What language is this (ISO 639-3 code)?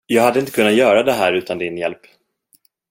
swe